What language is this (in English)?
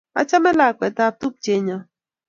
Kalenjin